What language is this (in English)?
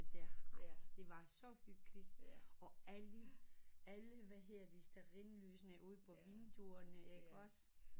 Danish